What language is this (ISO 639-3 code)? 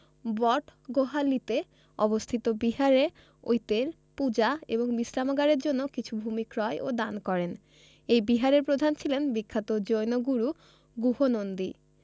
ben